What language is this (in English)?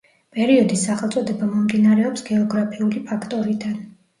Georgian